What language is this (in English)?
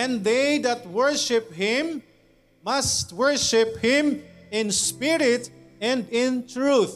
Filipino